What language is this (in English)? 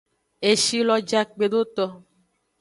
Aja (Benin)